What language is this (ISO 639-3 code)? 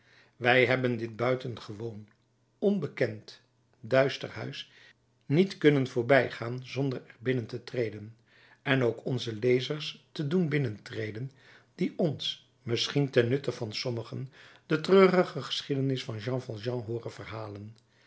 nld